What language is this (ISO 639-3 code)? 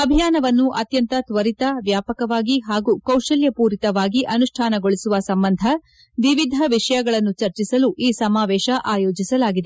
kan